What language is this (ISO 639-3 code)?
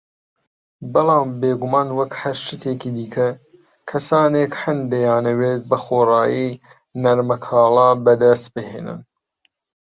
ckb